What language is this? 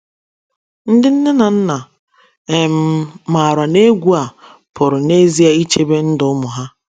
Igbo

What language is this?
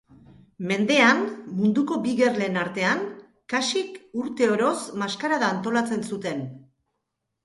Basque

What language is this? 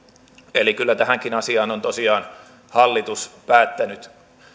Finnish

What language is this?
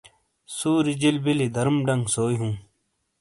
Shina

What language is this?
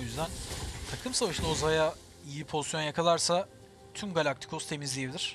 Turkish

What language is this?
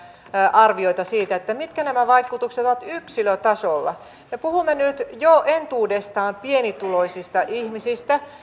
Finnish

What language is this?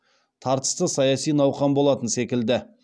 Kazakh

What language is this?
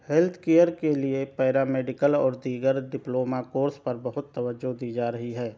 Urdu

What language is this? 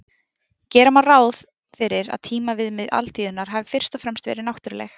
Icelandic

